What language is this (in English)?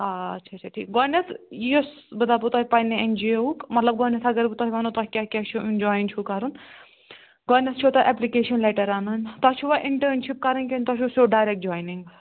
Kashmiri